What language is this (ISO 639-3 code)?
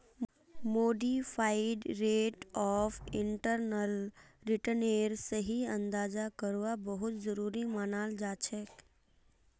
mag